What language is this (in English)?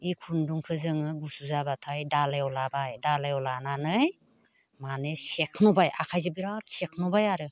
Bodo